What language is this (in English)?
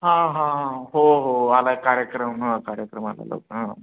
Marathi